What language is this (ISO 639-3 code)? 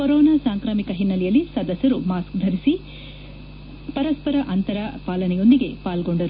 kan